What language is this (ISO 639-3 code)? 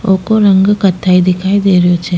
raj